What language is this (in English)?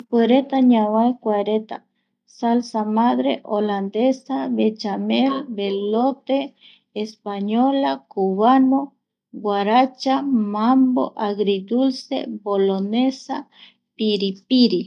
Eastern Bolivian Guaraní